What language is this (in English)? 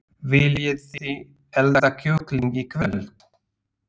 Icelandic